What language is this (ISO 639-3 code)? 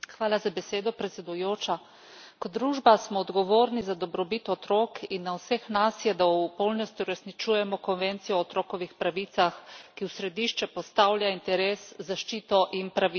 slv